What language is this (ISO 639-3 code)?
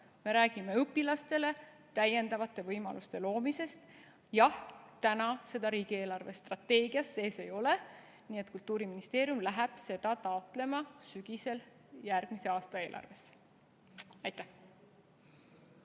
est